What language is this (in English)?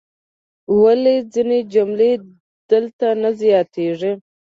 Pashto